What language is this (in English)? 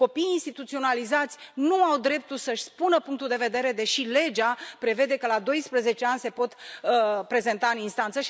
Romanian